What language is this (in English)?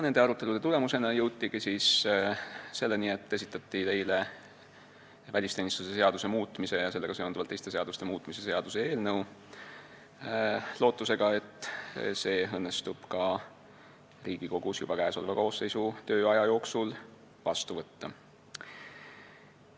Estonian